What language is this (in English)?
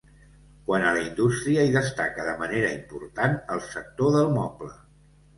Catalan